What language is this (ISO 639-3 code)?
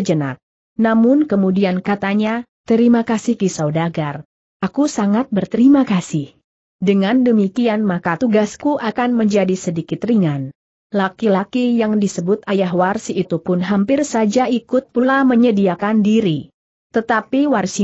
ind